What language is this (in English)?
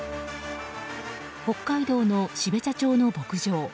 Japanese